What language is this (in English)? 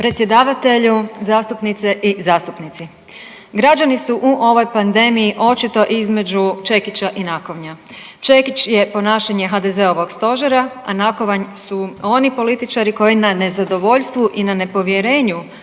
Croatian